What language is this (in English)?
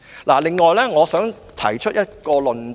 Cantonese